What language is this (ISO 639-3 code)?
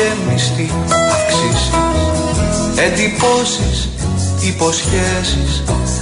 ell